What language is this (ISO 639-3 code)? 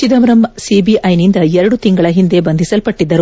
kan